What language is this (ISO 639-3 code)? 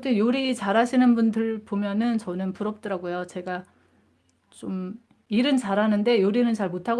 kor